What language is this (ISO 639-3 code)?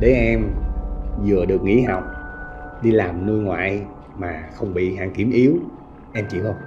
vie